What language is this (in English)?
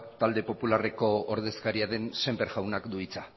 Basque